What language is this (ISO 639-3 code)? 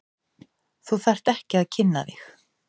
isl